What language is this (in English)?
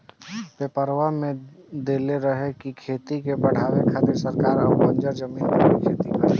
Bhojpuri